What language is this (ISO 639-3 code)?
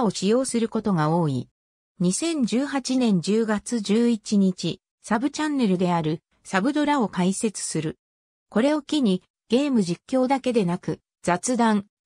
jpn